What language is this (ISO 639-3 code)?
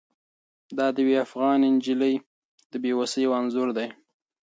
pus